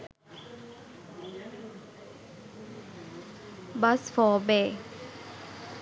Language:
Sinhala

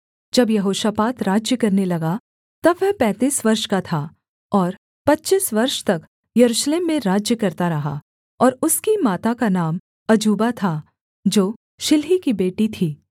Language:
Hindi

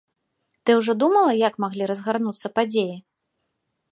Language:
Belarusian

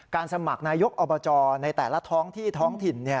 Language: Thai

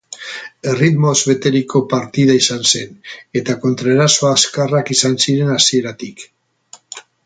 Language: Basque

